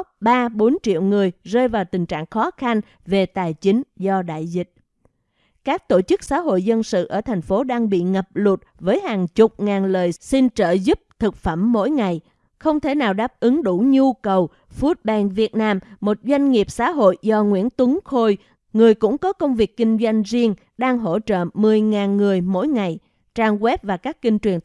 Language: Vietnamese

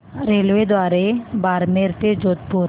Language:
Marathi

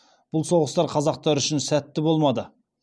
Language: Kazakh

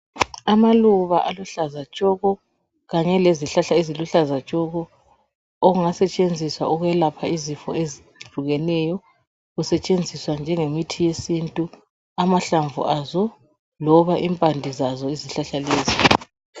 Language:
North Ndebele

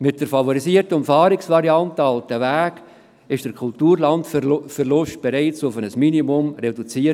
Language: Swiss German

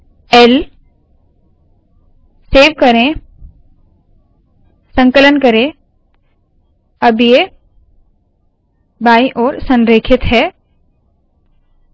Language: Hindi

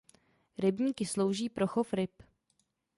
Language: Czech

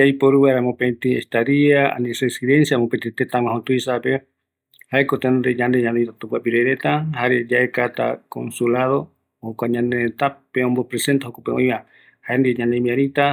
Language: Eastern Bolivian Guaraní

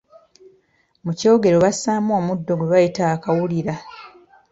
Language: Ganda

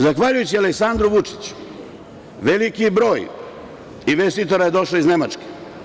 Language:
Serbian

